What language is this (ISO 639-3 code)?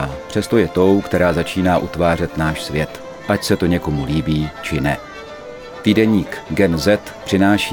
ces